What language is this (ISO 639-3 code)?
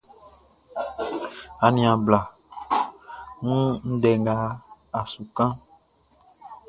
bci